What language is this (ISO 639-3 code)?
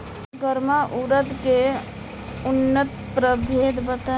bho